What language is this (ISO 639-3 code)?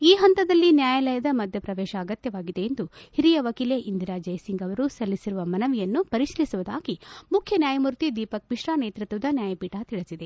kan